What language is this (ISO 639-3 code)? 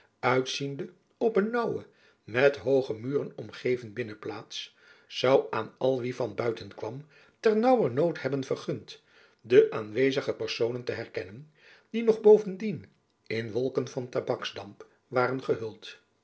nld